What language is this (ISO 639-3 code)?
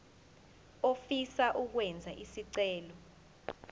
zul